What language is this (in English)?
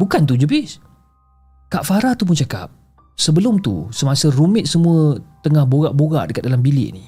Malay